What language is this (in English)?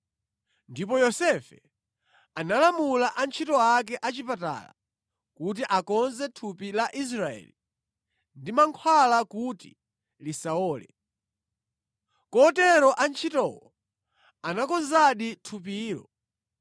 Nyanja